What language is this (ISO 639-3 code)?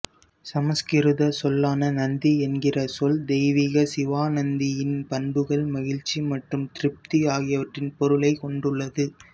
tam